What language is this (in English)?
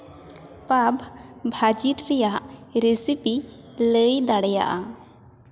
Santali